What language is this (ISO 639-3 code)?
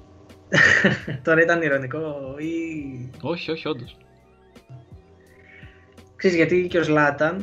ell